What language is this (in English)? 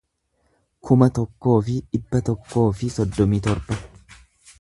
Oromo